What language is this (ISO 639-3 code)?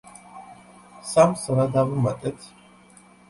kat